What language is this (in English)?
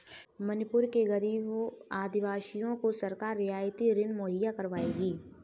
Hindi